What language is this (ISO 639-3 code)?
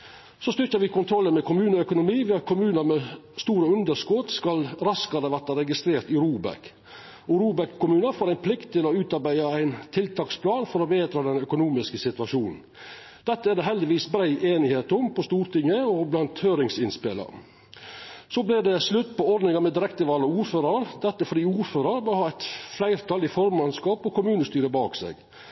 nno